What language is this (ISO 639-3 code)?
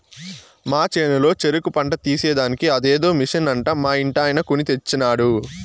tel